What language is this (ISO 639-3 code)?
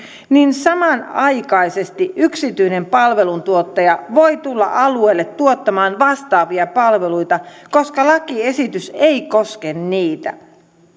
fin